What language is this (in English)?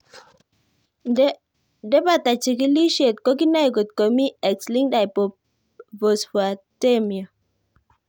Kalenjin